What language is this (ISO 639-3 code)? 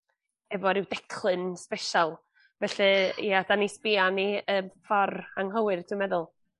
cym